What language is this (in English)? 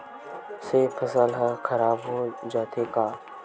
Chhattisgarhi